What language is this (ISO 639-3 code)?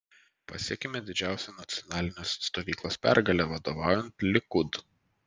lit